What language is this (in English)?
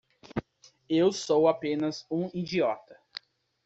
Portuguese